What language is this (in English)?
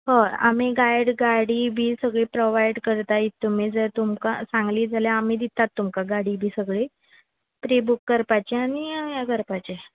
Konkani